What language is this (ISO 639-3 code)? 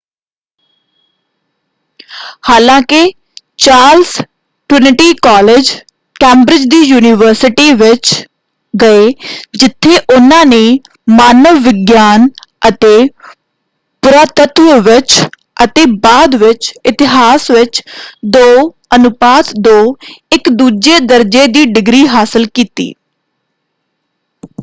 pan